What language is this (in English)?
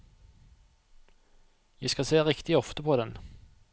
Norwegian